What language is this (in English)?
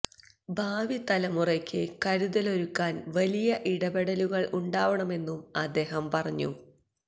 Malayalam